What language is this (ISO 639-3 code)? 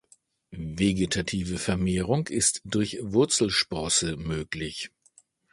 deu